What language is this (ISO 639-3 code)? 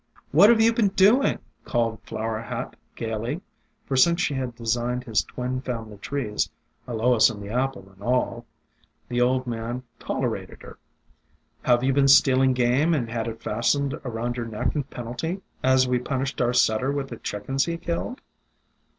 eng